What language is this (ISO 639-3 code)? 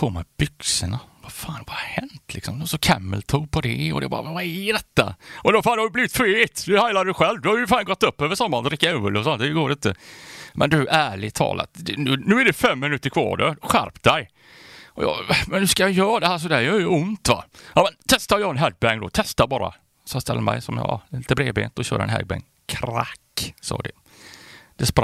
swe